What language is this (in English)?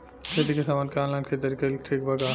Bhojpuri